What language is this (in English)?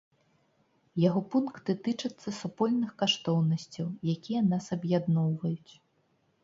Belarusian